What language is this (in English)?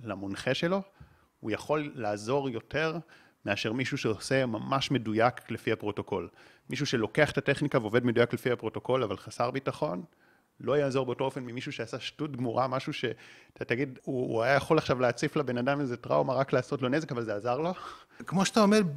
Hebrew